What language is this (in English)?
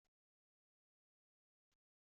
Kabyle